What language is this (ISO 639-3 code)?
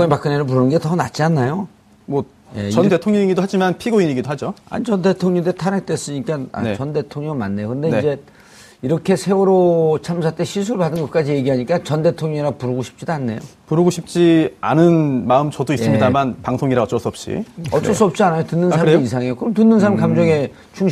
kor